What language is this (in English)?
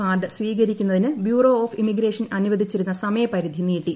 Malayalam